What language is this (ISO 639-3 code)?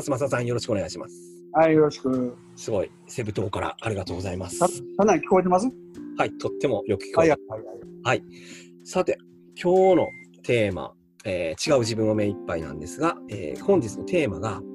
jpn